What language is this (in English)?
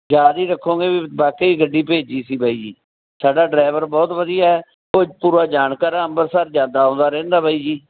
Punjabi